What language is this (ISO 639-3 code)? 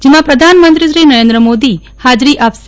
guj